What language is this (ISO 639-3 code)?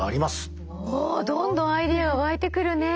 jpn